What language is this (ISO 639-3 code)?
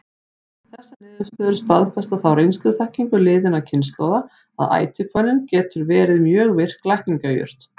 isl